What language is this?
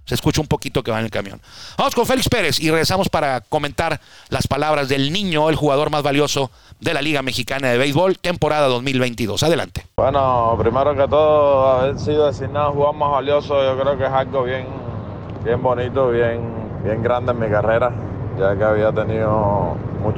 Spanish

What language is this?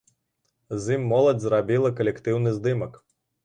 Belarusian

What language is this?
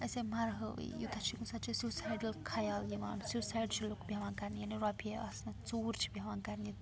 Kashmiri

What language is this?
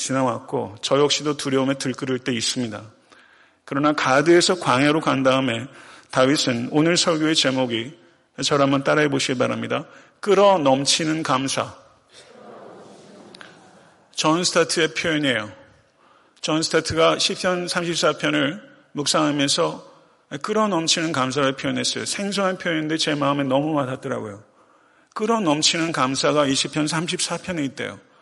Korean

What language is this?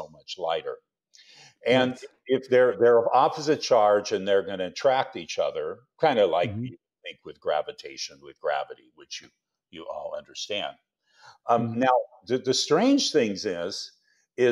English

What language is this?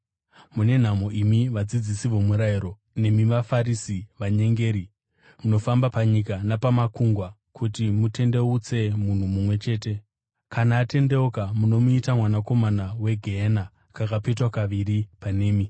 Shona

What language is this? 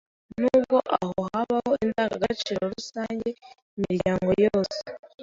Kinyarwanda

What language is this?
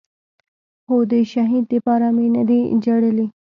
Pashto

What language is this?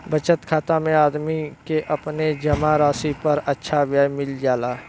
Bhojpuri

